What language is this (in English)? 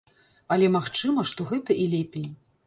Belarusian